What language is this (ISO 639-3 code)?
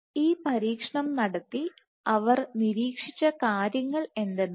mal